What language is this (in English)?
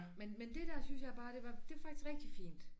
Danish